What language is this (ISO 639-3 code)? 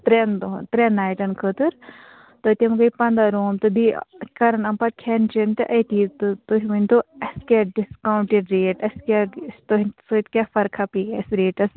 kas